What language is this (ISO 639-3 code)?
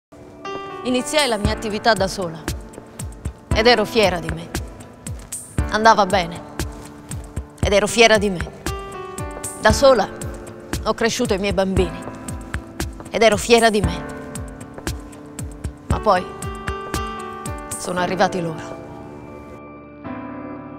ita